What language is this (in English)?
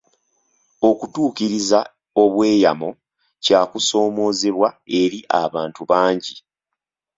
Ganda